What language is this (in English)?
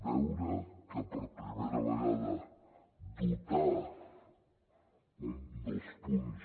Catalan